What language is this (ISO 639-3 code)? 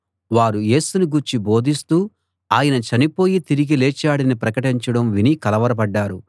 tel